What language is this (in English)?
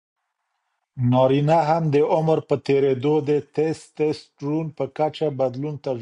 Pashto